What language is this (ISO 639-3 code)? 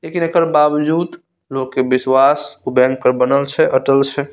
mai